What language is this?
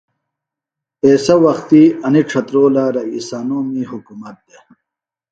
Phalura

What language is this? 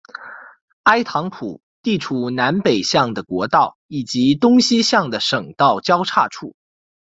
Chinese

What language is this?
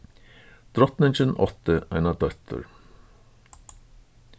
Faroese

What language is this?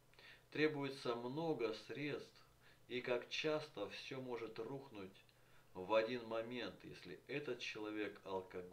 Russian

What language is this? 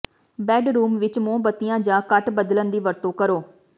Punjabi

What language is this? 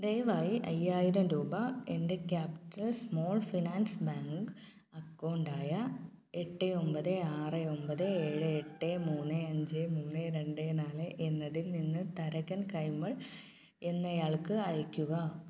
Malayalam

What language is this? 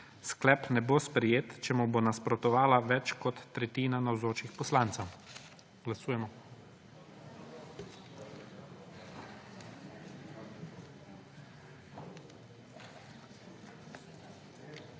Slovenian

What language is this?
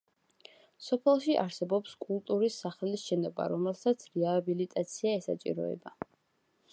Georgian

